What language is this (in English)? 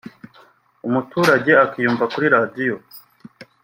Kinyarwanda